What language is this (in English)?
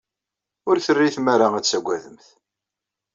Kabyle